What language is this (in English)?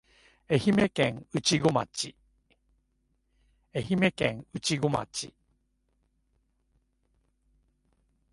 Japanese